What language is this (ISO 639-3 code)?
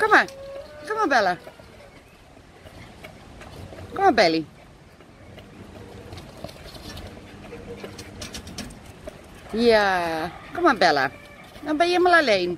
nld